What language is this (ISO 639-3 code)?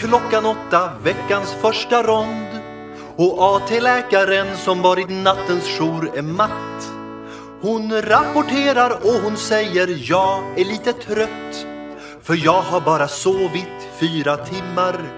swe